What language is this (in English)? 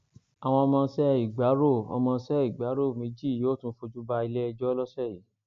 Yoruba